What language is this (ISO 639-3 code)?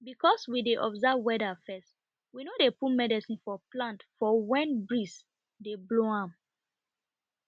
pcm